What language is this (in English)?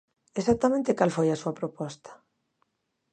Galician